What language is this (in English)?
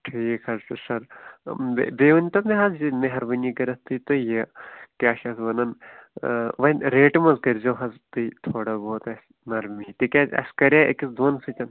Kashmiri